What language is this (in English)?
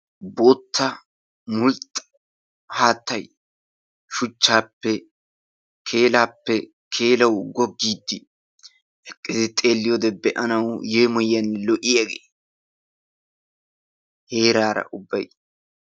Wolaytta